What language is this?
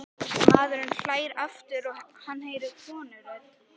Icelandic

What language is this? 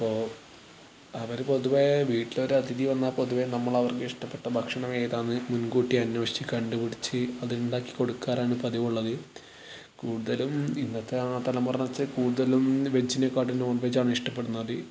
Malayalam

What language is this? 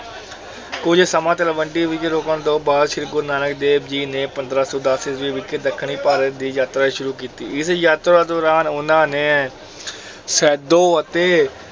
Punjabi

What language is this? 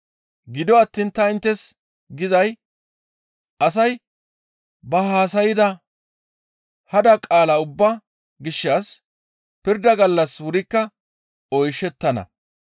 Gamo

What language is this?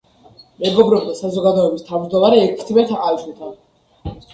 Georgian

